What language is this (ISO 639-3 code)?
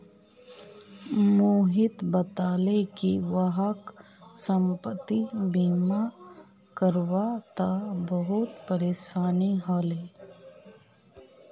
mag